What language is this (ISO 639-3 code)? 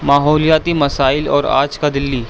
urd